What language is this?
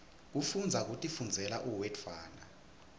Swati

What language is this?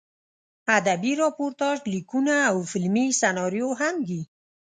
Pashto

